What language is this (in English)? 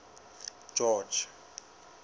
Southern Sotho